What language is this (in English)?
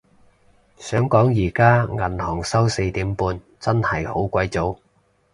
Cantonese